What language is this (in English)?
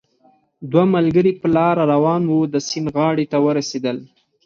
Pashto